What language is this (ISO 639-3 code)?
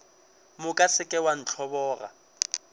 nso